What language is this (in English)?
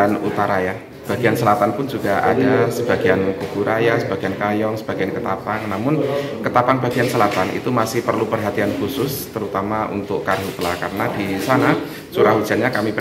Indonesian